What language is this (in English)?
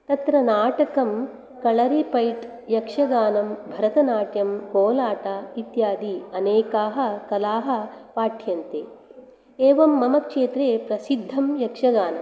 Sanskrit